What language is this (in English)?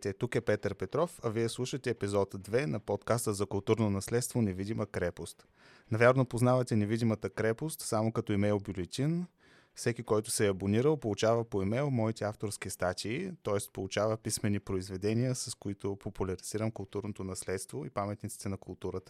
Bulgarian